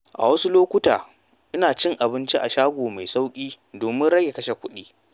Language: Hausa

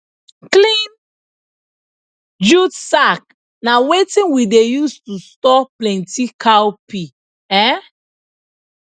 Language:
Nigerian Pidgin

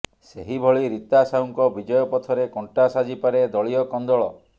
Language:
Odia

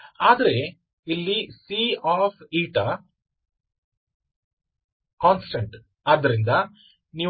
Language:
Kannada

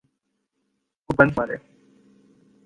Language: Urdu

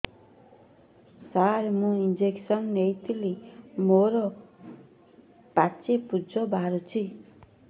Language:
Odia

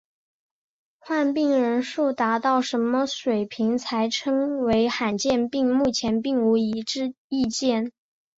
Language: Chinese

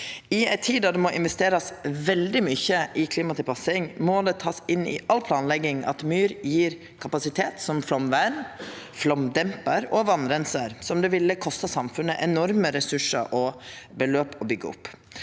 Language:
Norwegian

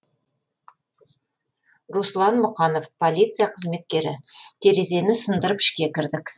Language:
Kazakh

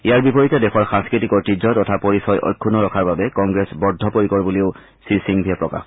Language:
Assamese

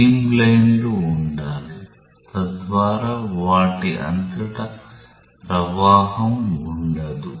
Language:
Telugu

